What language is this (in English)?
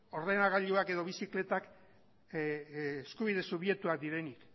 Basque